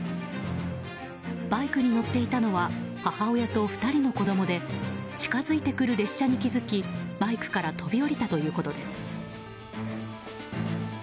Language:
Japanese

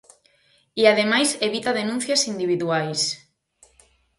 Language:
Galician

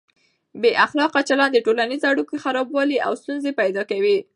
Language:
Pashto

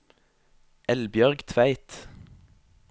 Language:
Norwegian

